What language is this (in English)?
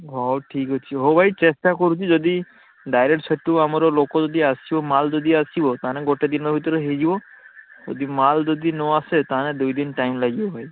Odia